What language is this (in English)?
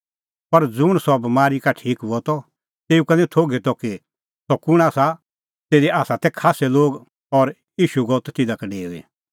Kullu Pahari